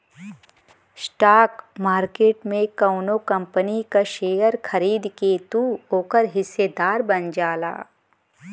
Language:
Bhojpuri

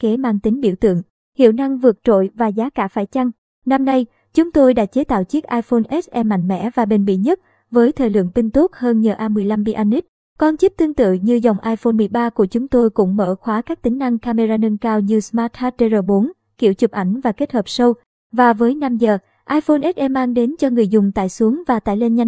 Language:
Vietnamese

